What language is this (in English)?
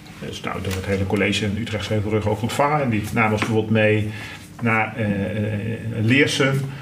Dutch